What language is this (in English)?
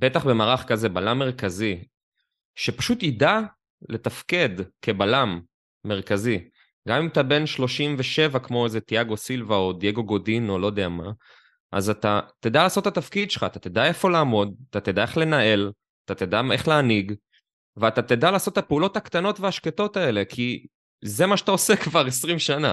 Hebrew